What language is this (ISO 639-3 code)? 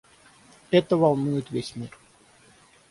rus